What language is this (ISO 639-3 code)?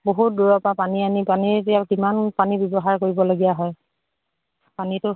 asm